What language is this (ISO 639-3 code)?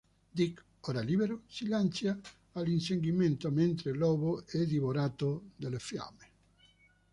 ita